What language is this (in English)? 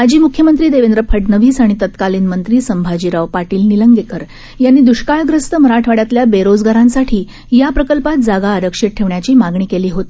Marathi